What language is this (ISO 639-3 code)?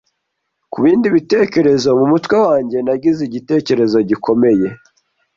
kin